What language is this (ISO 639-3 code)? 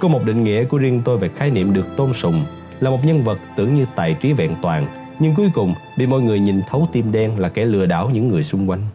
vie